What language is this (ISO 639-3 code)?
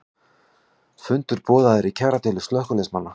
isl